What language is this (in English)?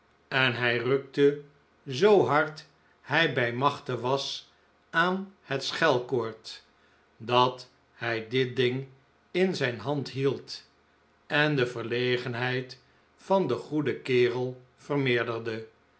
Dutch